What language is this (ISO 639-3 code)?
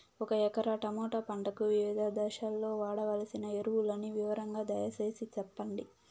tel